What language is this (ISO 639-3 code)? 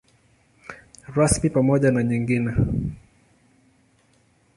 swa